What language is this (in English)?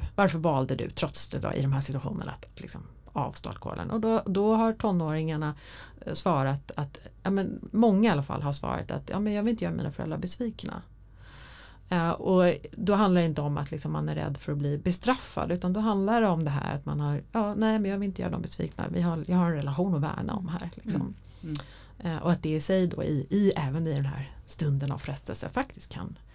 Swedish